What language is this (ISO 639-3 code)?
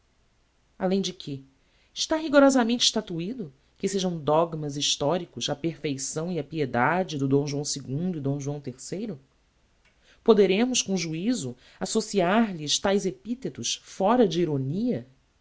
por